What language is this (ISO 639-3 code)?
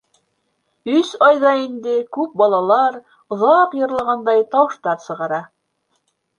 bak